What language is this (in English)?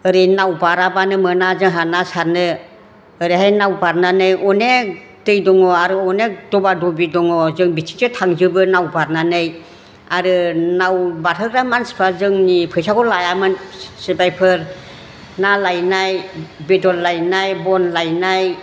Bodo